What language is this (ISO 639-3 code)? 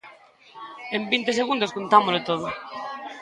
glg